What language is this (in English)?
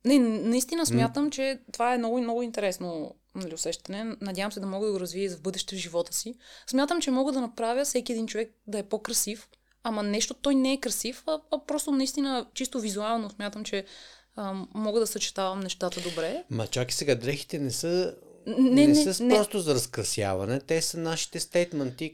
Bulgarian